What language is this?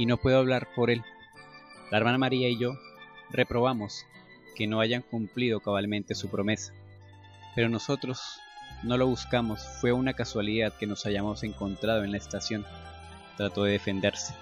Spanish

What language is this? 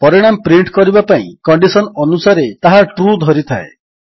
Odia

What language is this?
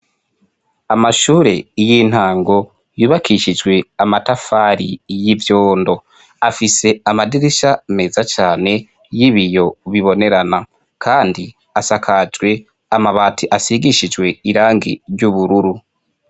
Rundi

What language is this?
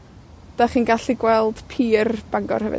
Welsh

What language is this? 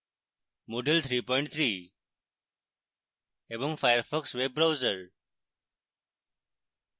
Bangla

